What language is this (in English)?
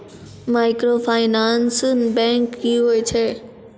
Maithili